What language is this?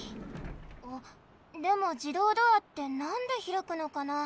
Japanese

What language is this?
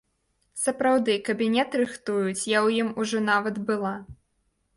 Belarusian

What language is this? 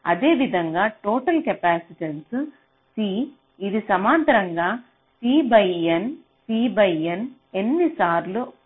Telugu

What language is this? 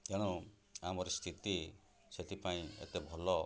Odia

